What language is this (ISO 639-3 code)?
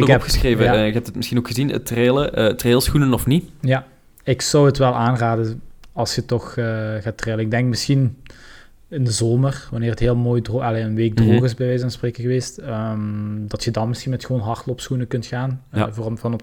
nld